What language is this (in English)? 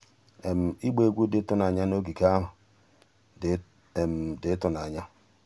Igbo